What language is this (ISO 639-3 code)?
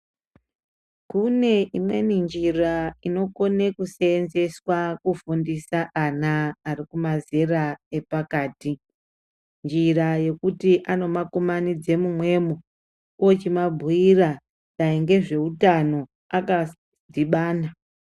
ndc